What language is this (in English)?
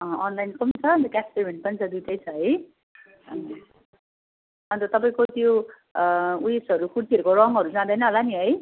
Nepali